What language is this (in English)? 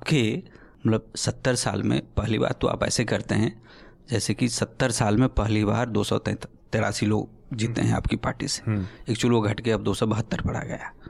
Hindi